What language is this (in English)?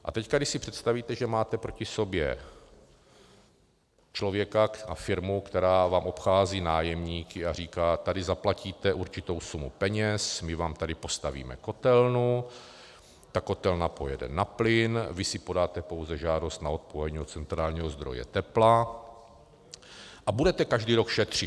Czech